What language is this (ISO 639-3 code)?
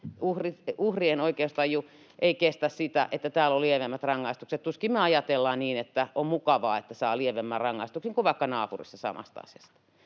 fin